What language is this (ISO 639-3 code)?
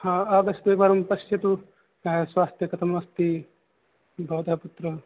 san